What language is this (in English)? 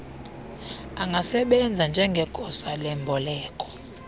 Xhosa